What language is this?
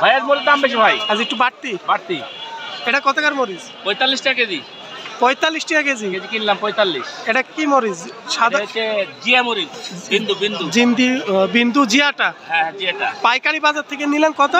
Bangla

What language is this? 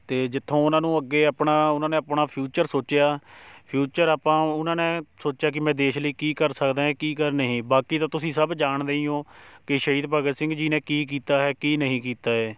Punjabi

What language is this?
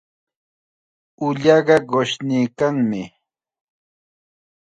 Chiquián Ancash Quechua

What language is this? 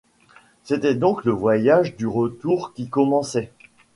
French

